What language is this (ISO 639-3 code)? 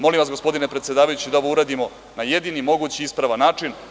srp